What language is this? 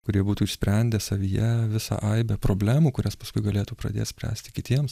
Lithuanian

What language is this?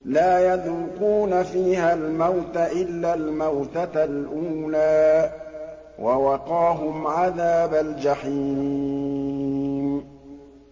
Arabic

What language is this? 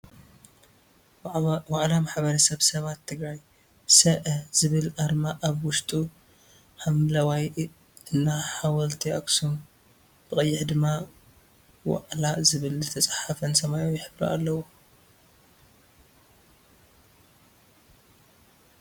Tigrinya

